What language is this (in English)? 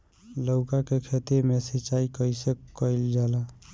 Bhojpuri